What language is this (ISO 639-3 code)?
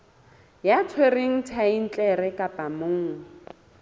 sot